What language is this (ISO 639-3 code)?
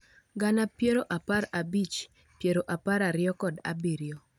luo